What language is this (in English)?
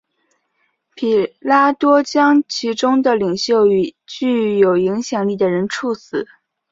Chinese